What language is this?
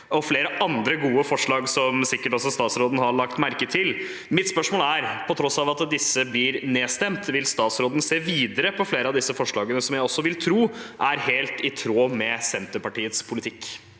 Norwegian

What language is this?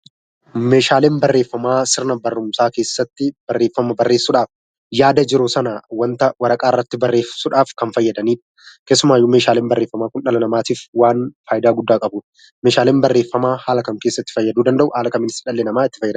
Oromo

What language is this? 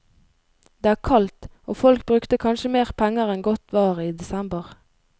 Norwegian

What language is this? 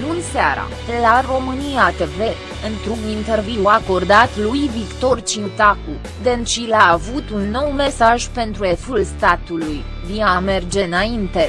Romanian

